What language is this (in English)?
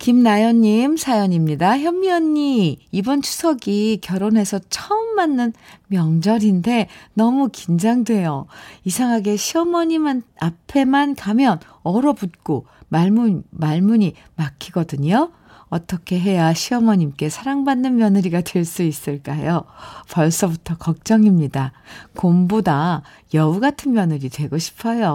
Korean